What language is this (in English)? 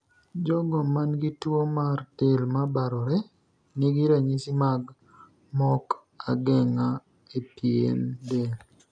Luo (Kenya and Tanzania)